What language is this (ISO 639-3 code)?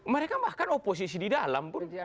ind